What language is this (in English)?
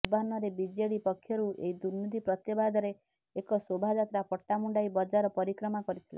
Odia